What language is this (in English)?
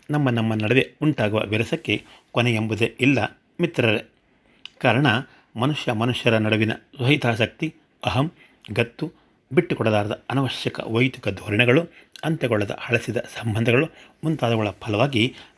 Kannada